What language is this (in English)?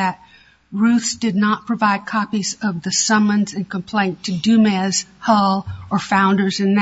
English